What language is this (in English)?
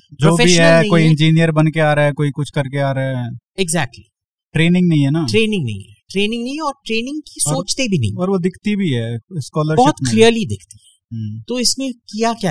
Hindi